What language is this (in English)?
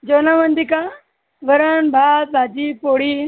Marathi